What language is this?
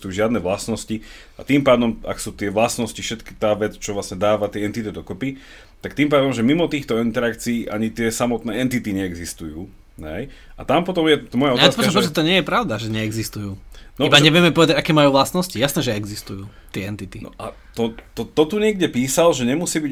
Slovak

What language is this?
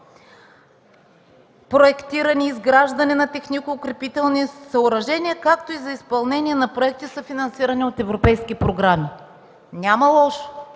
Bulgarian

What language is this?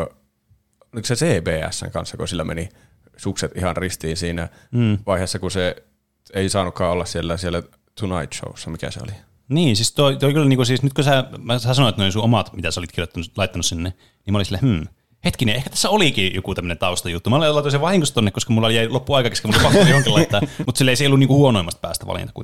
Finnish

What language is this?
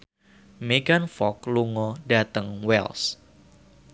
Javanese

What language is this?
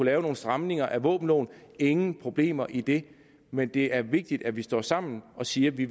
Danish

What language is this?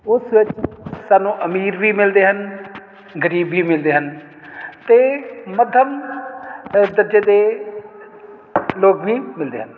Punjabi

